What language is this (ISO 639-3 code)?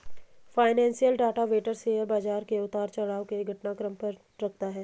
hin